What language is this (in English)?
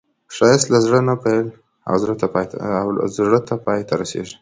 Pashto